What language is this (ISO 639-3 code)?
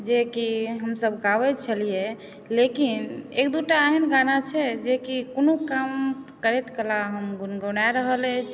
mai